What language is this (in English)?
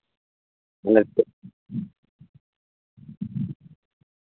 Santali